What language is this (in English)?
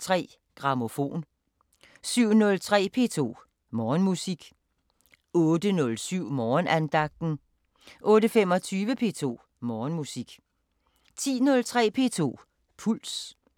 Danish